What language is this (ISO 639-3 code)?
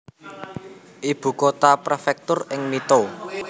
jav